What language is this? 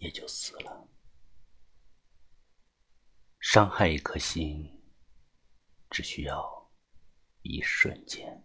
Chinese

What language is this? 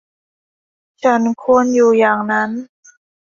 Thai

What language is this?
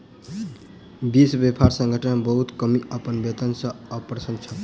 Maithili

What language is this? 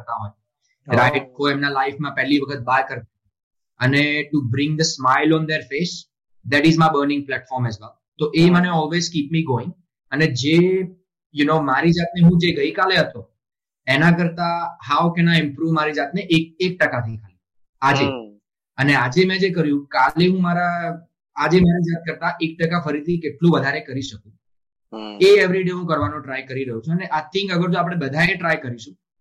Gujarati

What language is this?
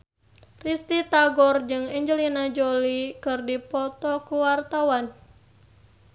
Sundanese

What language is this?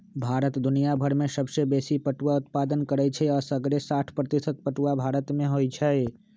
Magahi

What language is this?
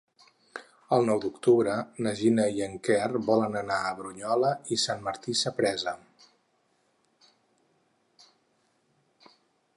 Catalan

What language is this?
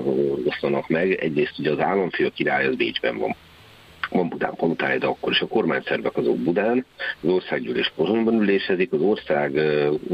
Hungarian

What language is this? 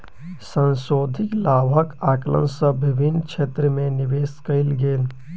Maithili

